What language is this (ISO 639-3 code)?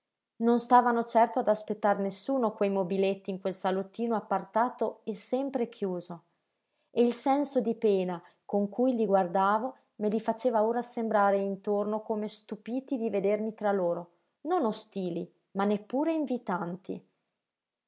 ita